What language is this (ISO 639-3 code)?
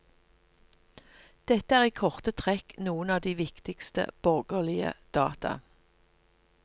nor